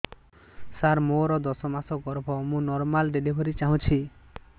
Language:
Odia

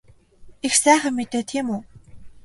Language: Mongolian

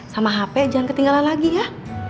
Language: Indonesian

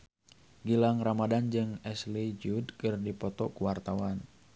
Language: Sundanese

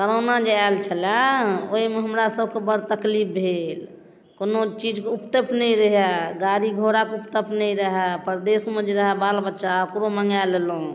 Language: Maithili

